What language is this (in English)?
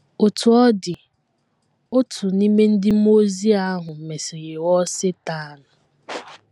Igbo